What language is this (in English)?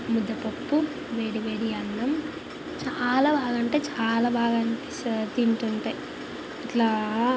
Telugu